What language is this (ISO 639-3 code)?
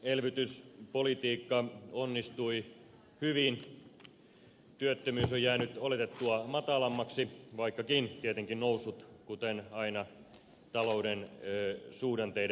fin